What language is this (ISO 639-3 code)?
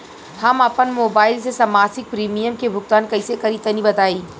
bho